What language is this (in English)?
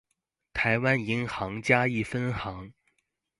Chinese